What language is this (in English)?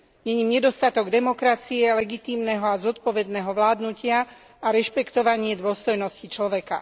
Slovak